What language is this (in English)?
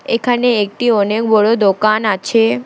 Bangla